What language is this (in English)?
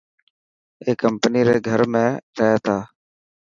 Dhatki